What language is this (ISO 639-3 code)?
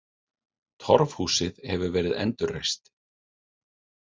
isl